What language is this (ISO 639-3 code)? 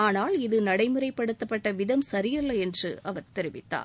tam